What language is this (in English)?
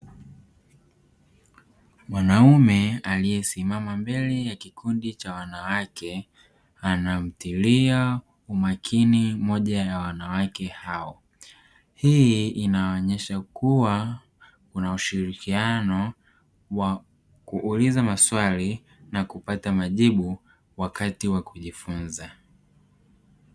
Swahili